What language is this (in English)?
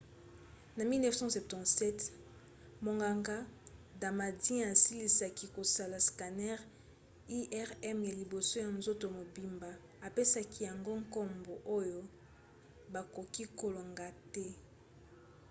Lingala